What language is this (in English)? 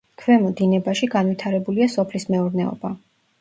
Georgian